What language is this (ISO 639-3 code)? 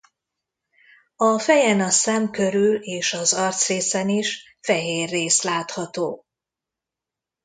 hun